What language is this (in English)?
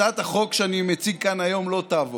Hebrew